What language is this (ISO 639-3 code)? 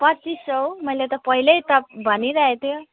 nep